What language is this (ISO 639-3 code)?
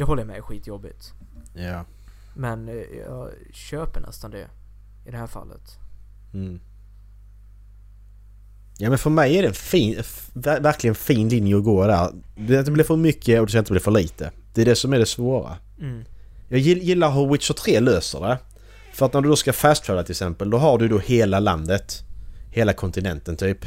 swe